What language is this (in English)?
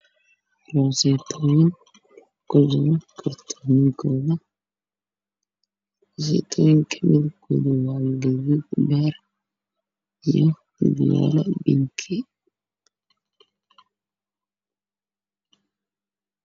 Somali